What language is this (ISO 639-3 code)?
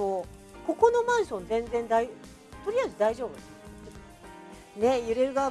jpn